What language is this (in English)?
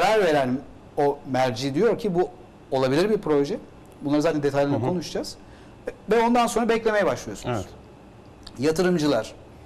Turkish